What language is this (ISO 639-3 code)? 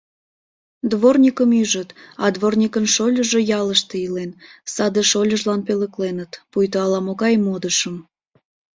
chm